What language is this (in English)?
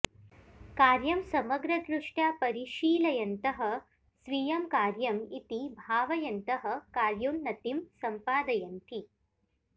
Sanskrit